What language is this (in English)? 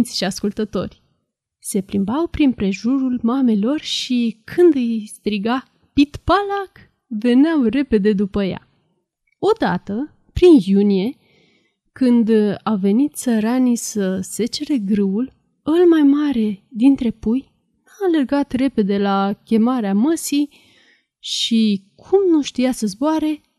Romanian